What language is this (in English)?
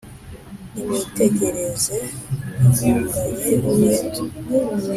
Kinyarwanda